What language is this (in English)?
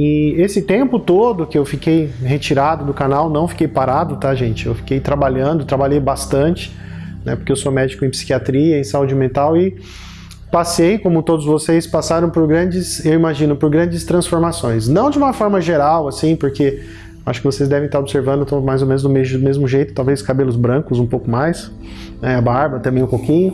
Portuguese